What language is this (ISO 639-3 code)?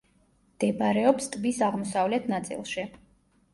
kat